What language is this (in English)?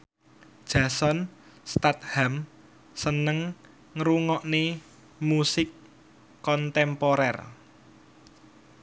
Javanese